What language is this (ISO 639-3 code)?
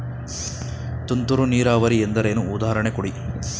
kan